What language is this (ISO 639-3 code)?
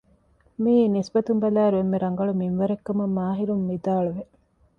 div